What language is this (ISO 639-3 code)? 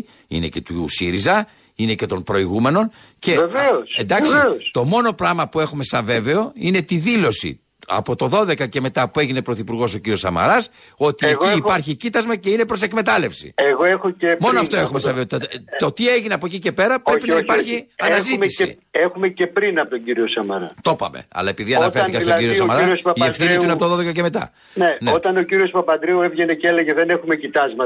ell